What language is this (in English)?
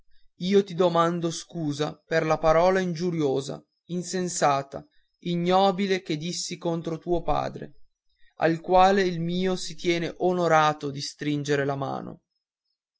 Italian